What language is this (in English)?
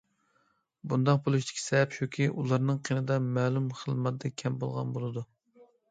Uyghur